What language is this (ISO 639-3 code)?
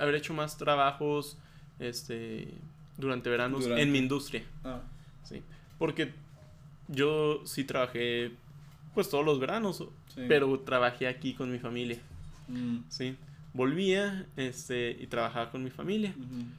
spa